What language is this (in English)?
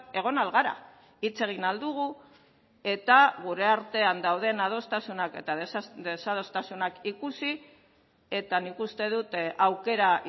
Basque